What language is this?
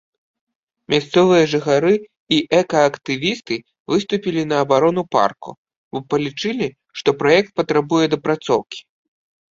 Belarusian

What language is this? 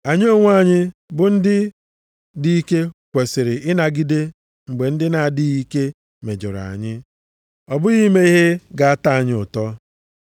Igbo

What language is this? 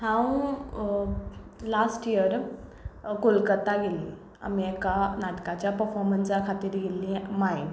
Konkani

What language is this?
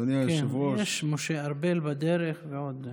Hebrew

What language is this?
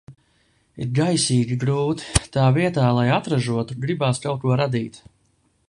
Latvian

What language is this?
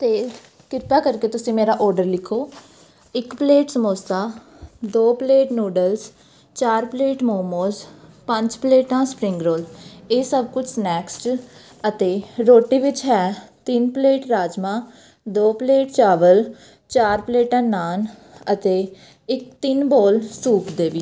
Punjabi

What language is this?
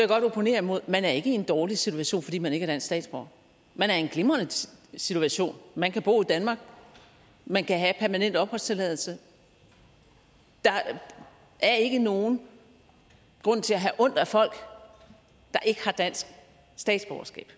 Danish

